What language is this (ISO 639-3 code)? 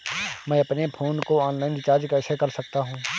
hin